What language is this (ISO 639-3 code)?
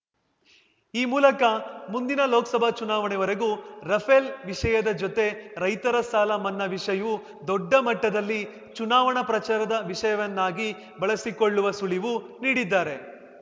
kan